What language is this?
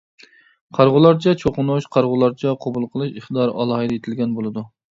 Uyghur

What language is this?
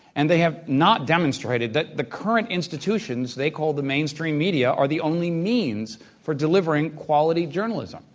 English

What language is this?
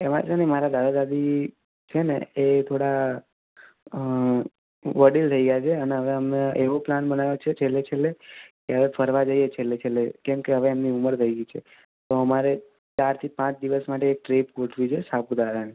Gujarati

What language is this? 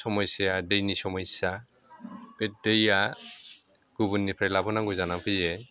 Bodo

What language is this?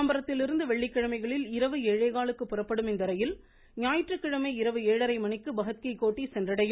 Tamil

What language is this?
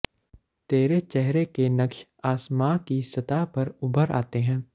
Punjabi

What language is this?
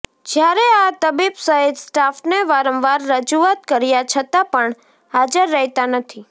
Gujarati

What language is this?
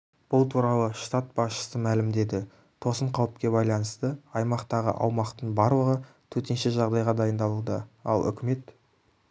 Kazakh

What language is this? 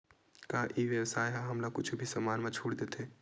Chhattisgarhi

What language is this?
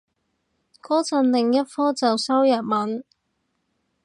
Cantonese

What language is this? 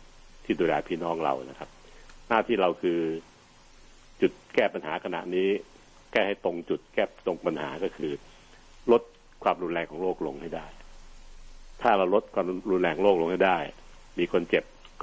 Thai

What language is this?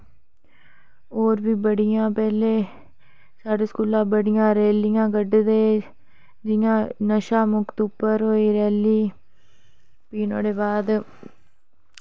Dogri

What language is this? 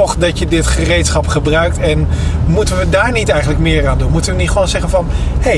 Dutch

